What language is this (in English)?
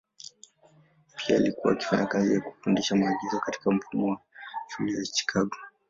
Swahili